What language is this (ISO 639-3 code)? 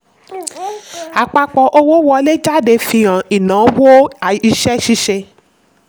yor